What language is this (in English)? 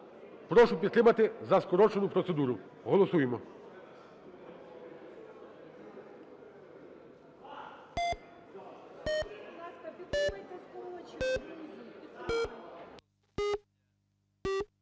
Ukrainian